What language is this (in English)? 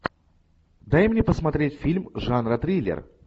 Russian